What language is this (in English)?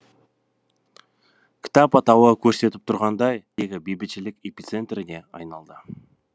Kazakh